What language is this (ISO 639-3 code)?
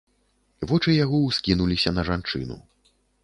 bel